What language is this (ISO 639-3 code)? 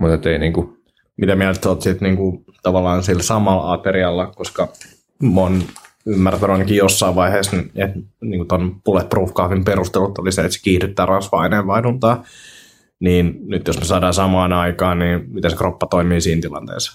fin